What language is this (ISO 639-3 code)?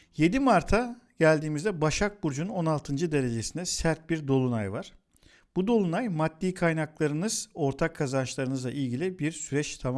tur